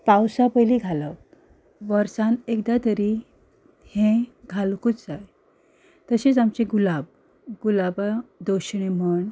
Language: Konkani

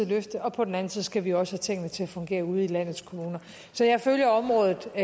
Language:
Danish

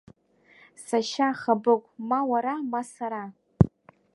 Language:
Abkhazian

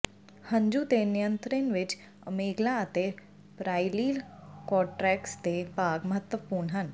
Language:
Punjabi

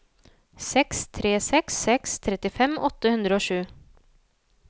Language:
Norwegian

